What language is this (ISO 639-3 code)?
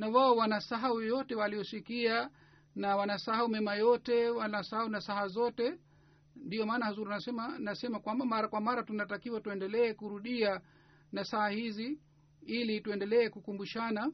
swa